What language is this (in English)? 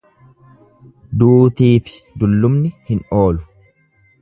Oromo